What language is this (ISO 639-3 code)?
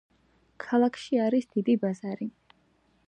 kat